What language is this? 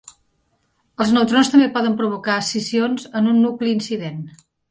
Catalan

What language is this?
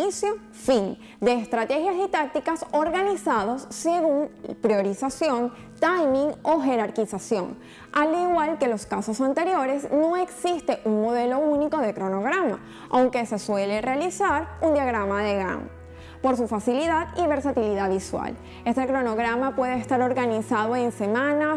Spanish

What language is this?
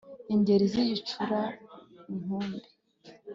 Kinyarwanda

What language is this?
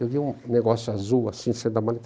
Portuguese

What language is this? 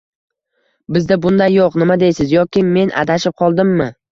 Uzbek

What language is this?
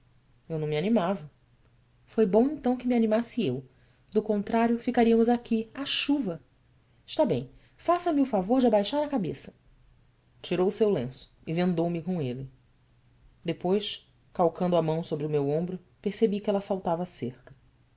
Portuguese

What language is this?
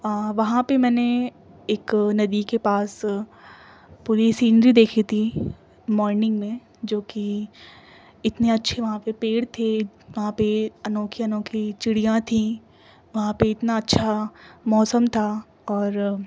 Urdu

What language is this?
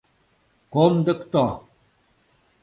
Mari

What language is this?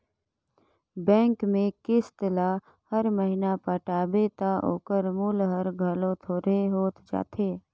Chhattisgarhi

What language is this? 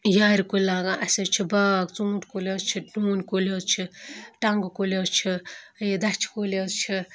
Kashmiri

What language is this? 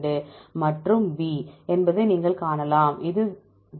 Tamil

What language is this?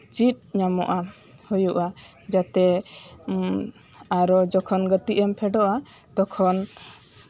Santali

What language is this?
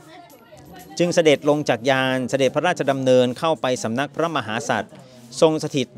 Thai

